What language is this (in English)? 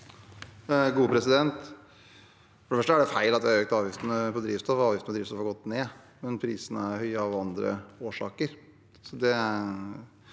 Norwegian